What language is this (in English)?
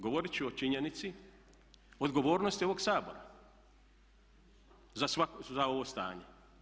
Croatian